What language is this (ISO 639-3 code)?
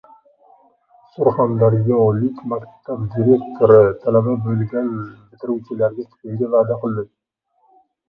uzb